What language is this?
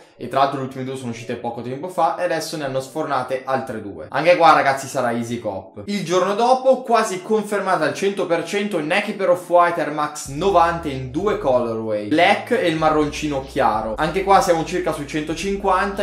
Italian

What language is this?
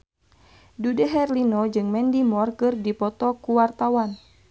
Sundanese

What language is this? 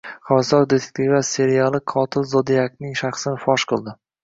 Uzbek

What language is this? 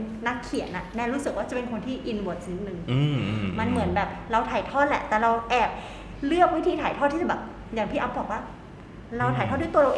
Thai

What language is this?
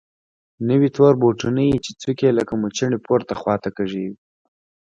Pashto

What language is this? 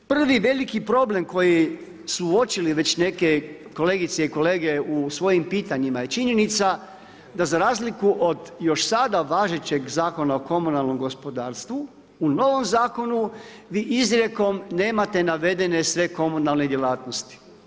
Croatian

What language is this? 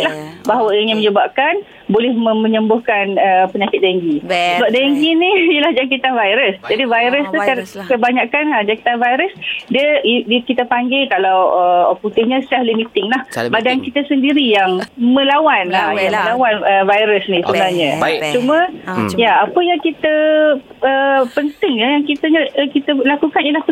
Malay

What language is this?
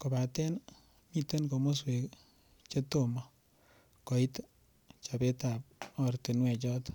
Kalenjin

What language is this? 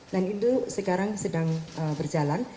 Indonesian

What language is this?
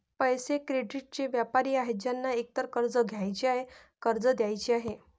Marathi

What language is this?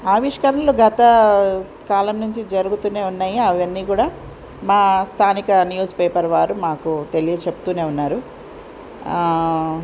Telugu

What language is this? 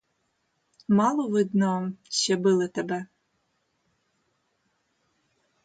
Ukrainian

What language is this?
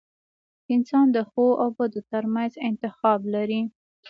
Pashto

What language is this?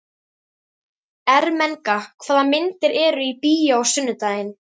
Icelandic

